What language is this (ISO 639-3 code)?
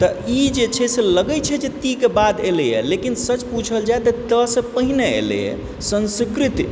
mai